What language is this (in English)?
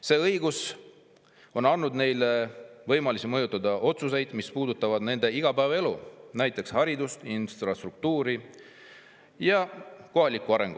Estonian